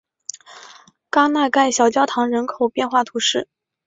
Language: Chinese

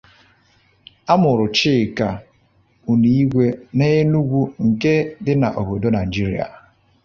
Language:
Igbo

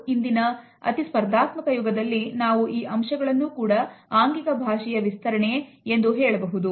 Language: Kannada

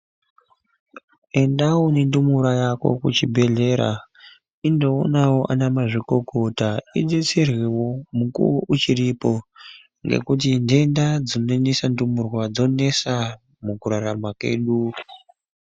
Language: Ndau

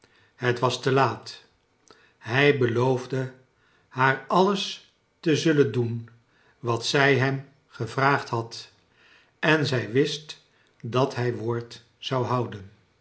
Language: Dutch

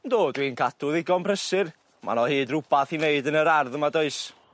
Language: Welsh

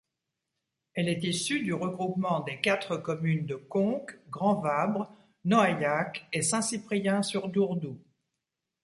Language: French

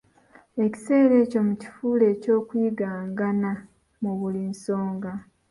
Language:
Ganda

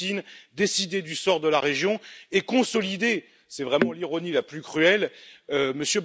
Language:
French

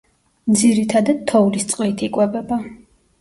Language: Georgian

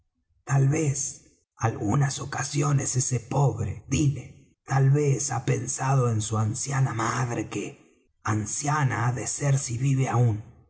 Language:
Spanish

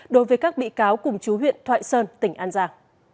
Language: Vietnamese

